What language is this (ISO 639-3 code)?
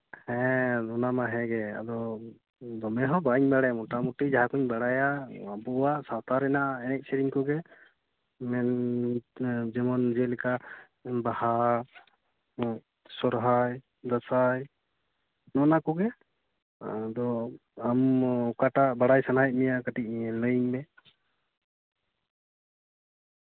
sat